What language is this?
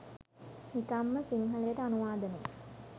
Sinhala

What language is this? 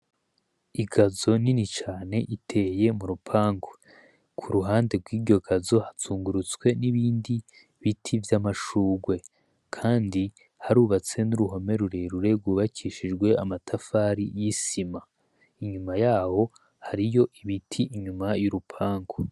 Rundi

